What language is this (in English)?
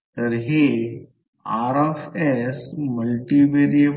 Marathi